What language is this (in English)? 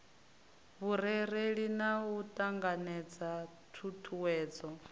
Venda